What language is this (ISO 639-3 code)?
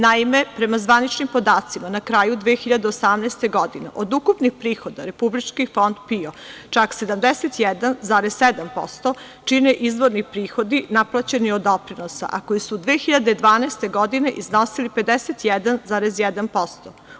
srp